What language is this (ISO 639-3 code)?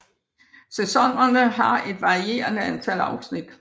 dan